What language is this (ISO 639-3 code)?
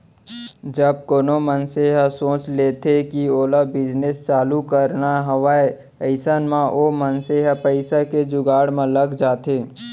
hne